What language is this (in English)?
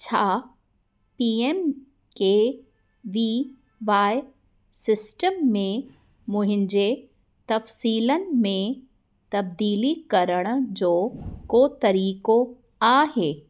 Sindhi